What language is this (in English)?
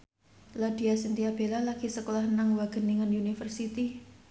Javanese